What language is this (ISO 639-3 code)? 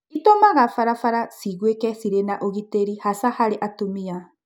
kik